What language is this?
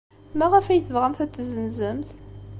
Kabyle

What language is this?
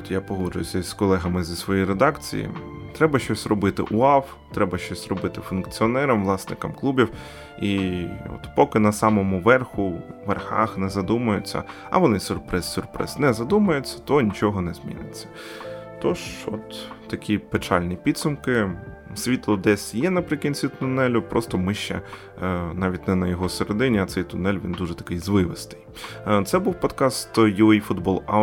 Ukrainian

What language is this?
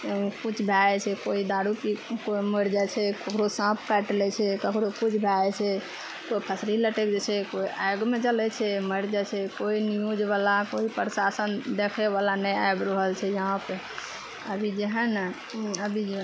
Maithili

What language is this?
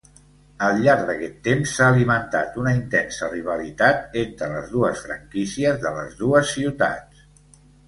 Catalan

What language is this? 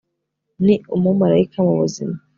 Kinyarwanda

